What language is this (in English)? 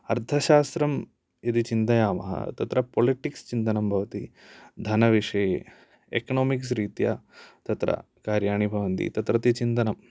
Sanskrit